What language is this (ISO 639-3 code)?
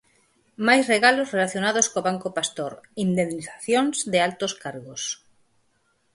glg